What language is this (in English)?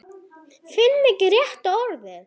Icelandic